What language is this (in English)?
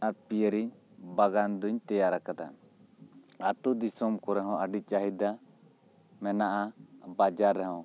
Santali